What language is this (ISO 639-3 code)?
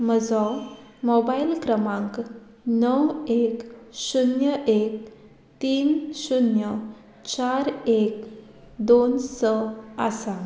kok